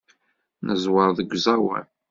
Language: Kabyle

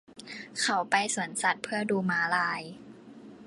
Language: Thai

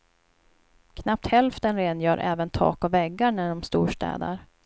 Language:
Swedish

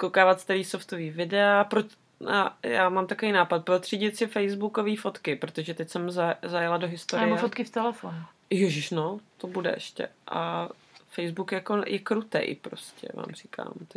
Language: Czech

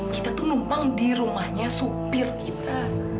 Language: Indonesian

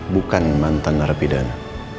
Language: Indonesian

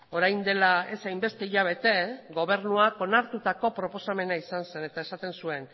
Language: Basque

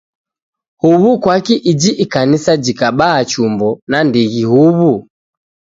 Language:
Taita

